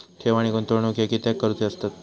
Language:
Marathi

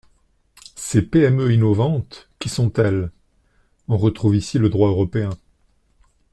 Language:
French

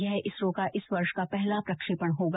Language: Hindi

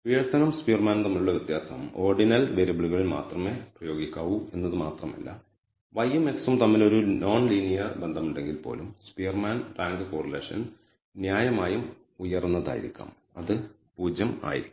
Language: Malayalam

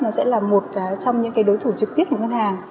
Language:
Vietnamese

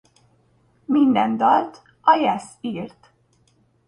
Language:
Hungarian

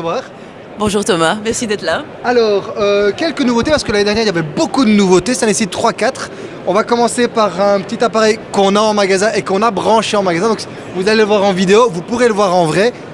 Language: French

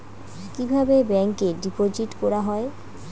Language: Bangla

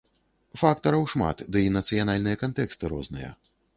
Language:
Belarusian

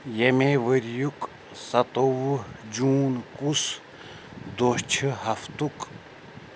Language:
Kashmiri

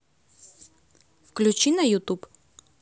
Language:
Russian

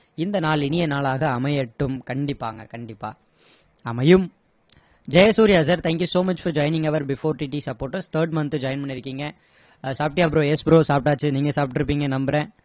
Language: Tamil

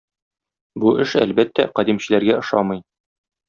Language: Tatar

